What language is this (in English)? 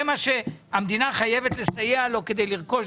Hebrew